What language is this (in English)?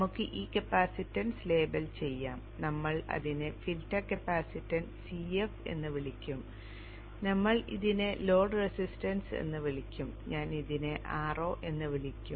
Malayalam